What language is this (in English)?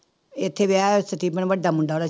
Punjabi